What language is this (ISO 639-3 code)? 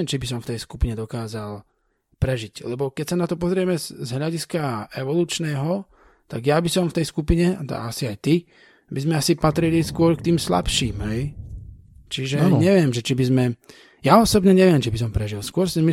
slk